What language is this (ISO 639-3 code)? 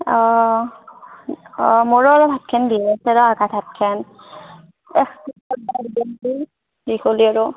asm